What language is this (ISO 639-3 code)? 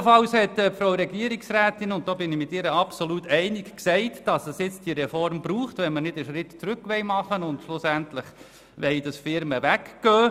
gsw